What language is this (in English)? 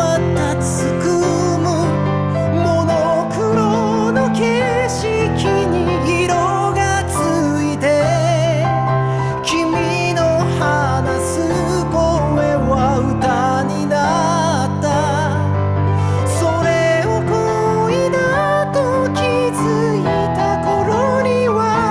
Korean